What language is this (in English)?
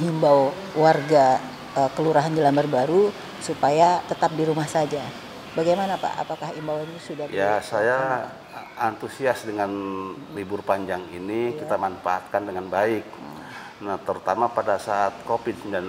Indonesian